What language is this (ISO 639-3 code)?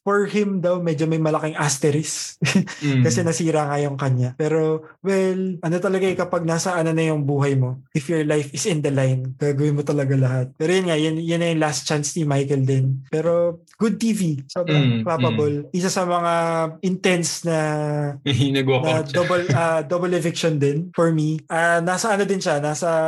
fil